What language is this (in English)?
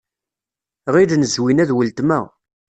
Kabyle